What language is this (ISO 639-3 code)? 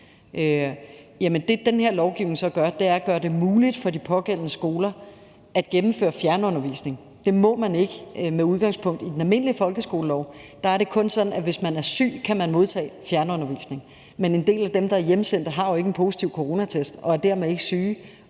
dan